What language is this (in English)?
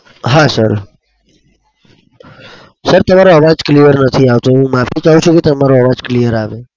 Gujarati